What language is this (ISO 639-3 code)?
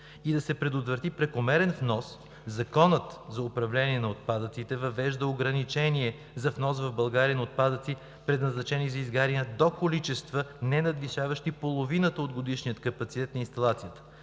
bul